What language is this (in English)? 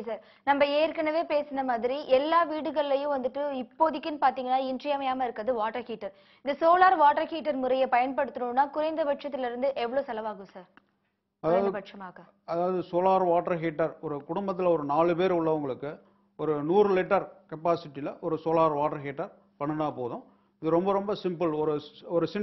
Spanish